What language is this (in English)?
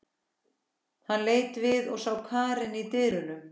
Icelandic